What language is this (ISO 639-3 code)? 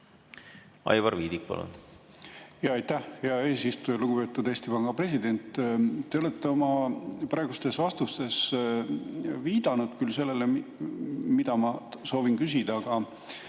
est